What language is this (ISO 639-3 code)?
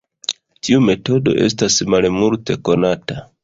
epo